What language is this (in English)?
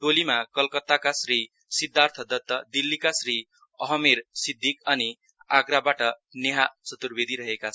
Nepali